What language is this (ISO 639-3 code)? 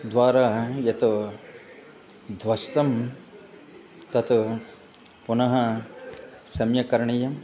san